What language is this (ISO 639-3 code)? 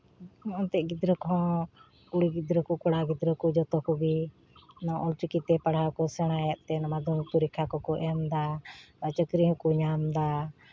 sat